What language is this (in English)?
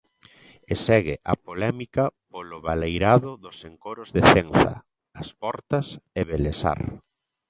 Galician